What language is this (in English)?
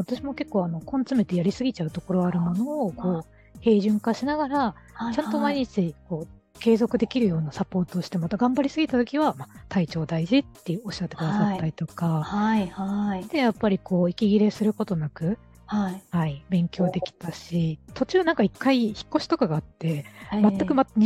Japanese